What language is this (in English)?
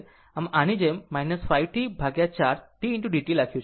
Gujarati